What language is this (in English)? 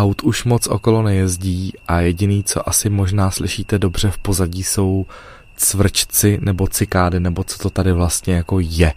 Czech